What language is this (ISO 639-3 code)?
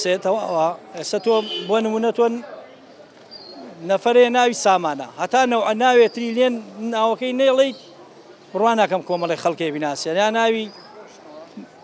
ara